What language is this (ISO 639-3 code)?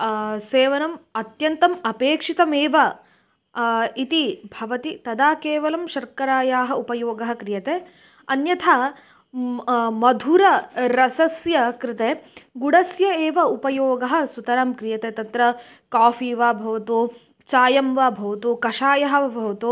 san